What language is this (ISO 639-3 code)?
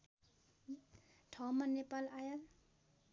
nep